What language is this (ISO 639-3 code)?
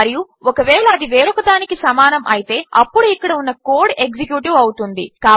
tel